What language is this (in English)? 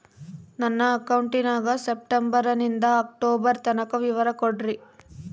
Kannada